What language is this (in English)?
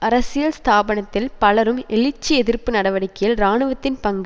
Tamil